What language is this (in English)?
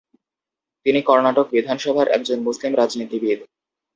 Bangla